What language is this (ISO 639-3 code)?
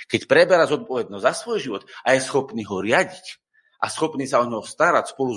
slk